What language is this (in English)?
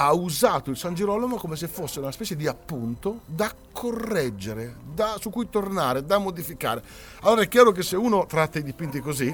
Italian